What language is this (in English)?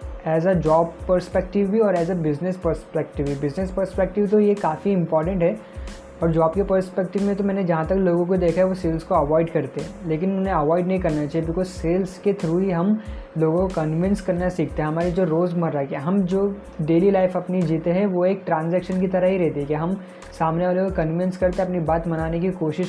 Hindi